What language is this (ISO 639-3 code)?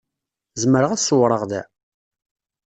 kab